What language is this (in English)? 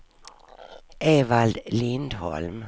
Swedish